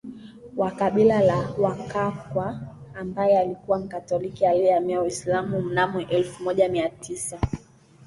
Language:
Swahili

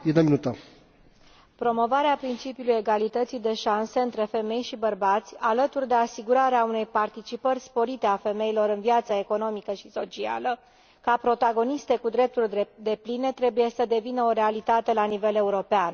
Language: Romanian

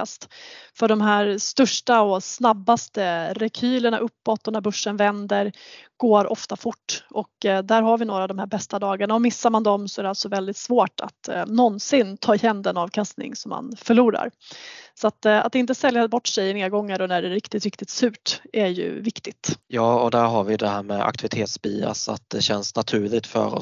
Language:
Swedish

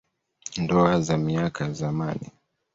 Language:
Swahili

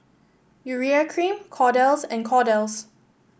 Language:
English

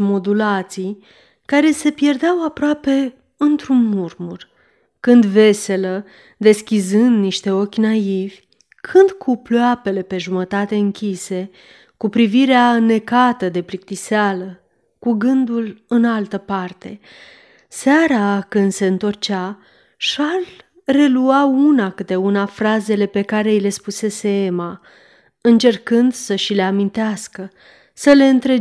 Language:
Romanian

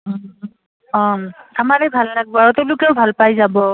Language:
Assamese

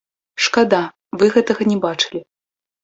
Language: Belarusian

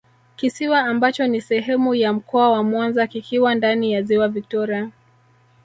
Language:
Swahili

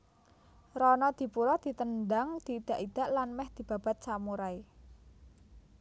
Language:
Javanese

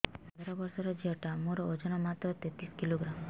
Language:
Odia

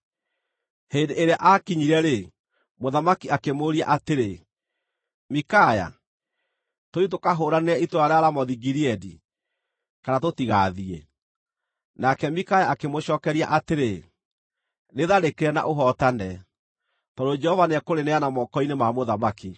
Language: Kikuyu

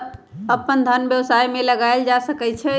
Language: Magahi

